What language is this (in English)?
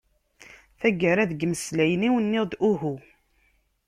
Kabyle